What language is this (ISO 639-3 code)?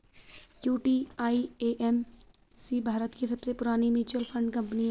hin